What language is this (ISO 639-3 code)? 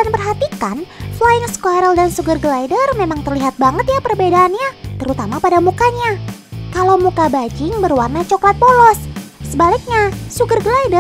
ind